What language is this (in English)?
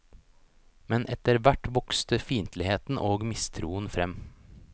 Norwegian